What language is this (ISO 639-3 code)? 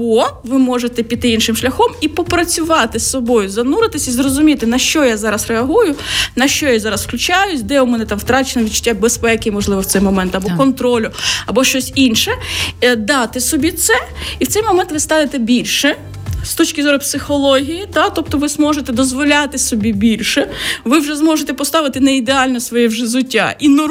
ukr